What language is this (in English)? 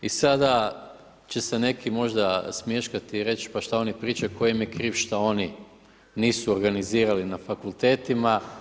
Croatian